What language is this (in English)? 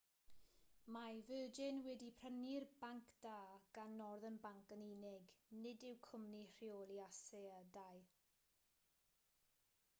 Welsh